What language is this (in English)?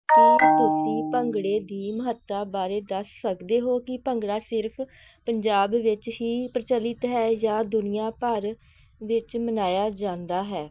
Punjabi